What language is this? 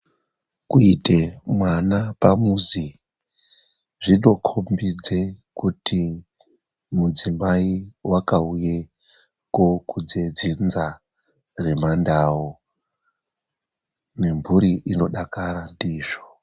Ndau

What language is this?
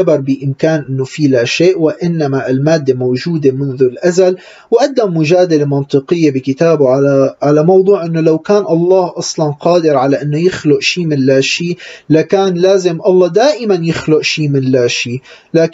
Arabic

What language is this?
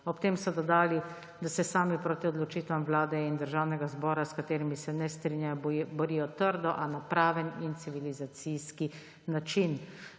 Slovenian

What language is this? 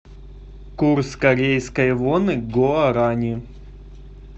Russian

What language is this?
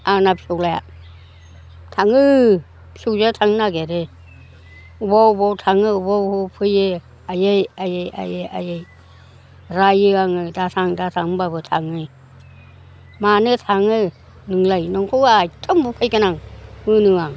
Bodo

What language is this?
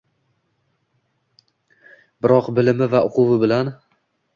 Uzbek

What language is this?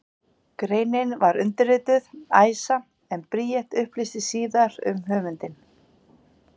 Icelandic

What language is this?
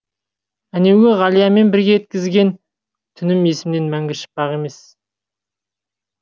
Kazakh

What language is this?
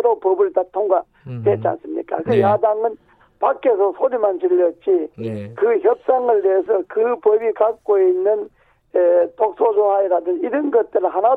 Korean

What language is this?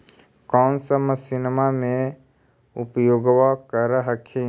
Magahi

